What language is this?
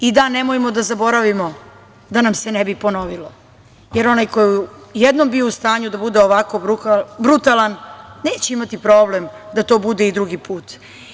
Serbian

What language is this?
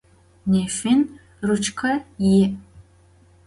Adyghe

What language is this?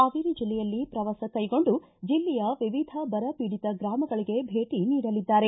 Kannada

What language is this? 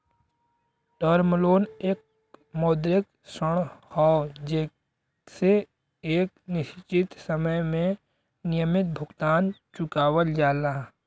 Bhojpuri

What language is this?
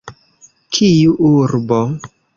Esperanto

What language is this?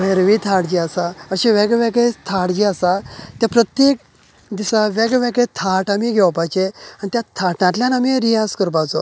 Konkani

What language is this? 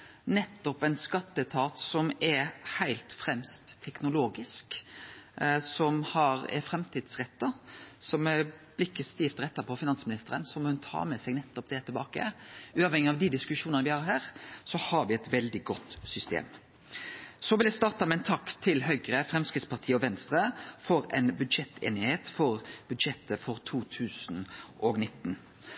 Norwegian Nynorsk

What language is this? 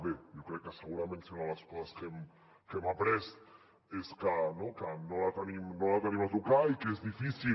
Catalan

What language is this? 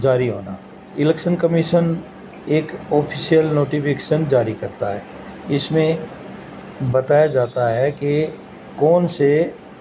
Urdu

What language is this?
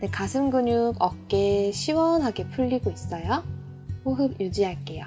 Korean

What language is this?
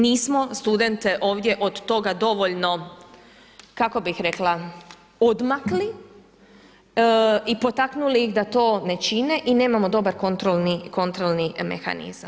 Croatian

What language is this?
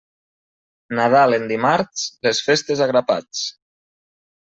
Catalan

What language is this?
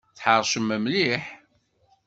Kabyle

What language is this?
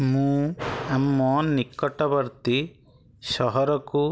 Odia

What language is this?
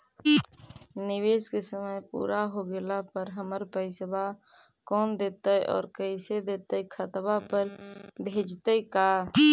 Magahi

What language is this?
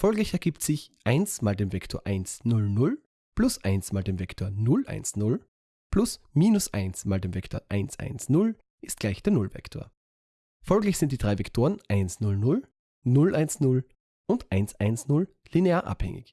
German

